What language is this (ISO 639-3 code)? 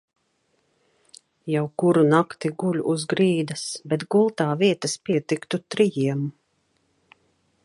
lav